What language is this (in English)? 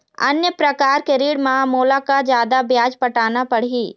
Chhattisgarhi